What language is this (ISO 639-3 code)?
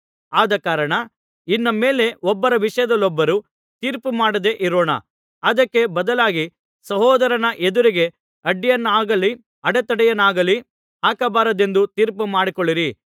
kan